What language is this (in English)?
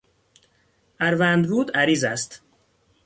Persian